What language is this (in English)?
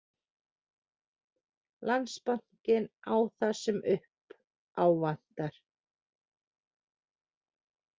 Icelandic